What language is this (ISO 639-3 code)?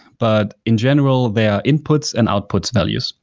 eng